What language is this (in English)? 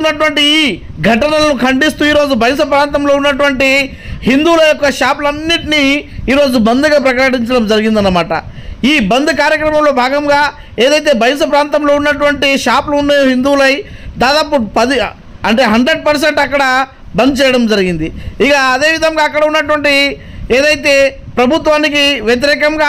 Telugu